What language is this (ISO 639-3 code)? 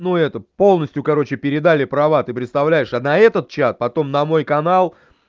rus